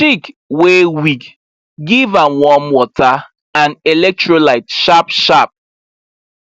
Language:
Nigerian Pidgin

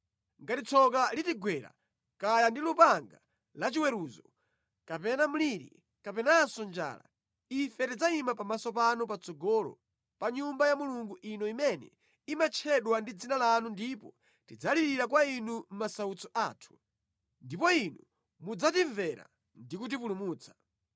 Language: Nyanja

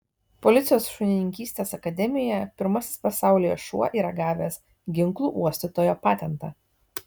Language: Lithuanian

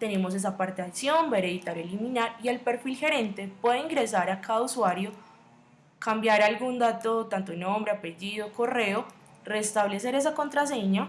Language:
Spanish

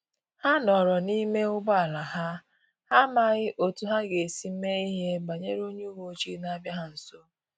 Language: Igbo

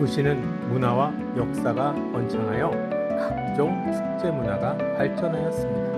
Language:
Korean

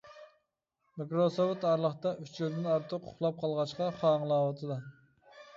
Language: Uyghur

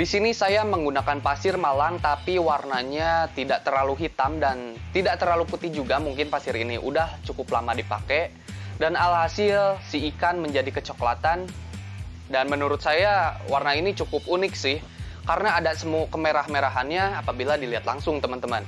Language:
Indonesian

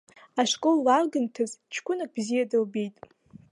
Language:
Abkhazian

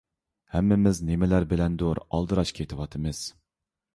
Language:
Uyghur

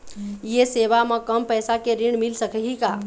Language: Chhattisgarhi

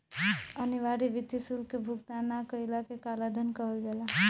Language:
Bhojpuri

